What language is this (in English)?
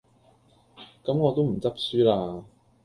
Cantonese